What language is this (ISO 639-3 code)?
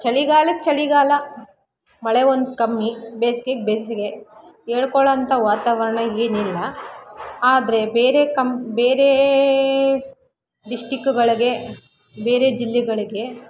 kan